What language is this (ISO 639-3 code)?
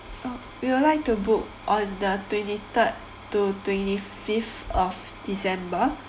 eng